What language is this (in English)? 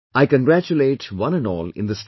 English